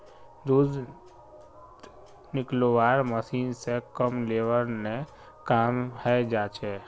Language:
Magahi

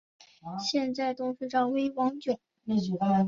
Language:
Chinese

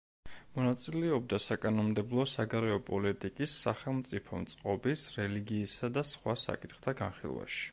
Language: Georgian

